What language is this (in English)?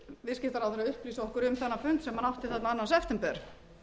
Icelandic